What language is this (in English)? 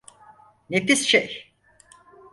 Turkish